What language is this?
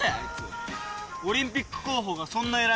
Japanese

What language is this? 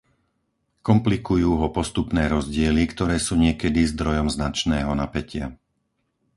Slovak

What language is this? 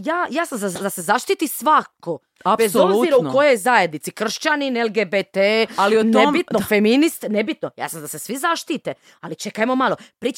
Croatian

